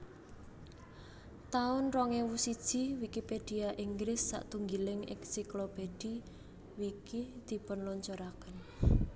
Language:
Javanese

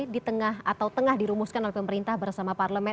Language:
Indonesian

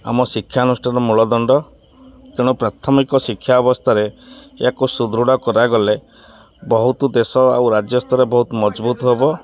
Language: Odia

